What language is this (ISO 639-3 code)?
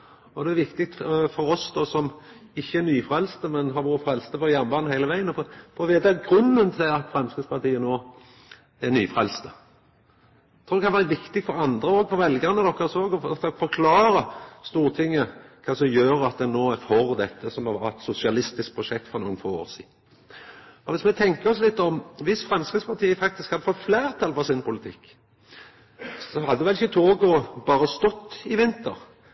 nno